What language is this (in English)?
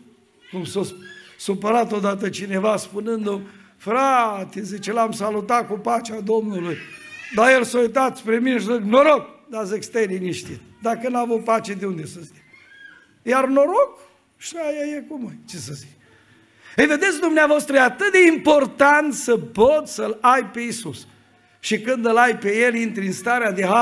Romanian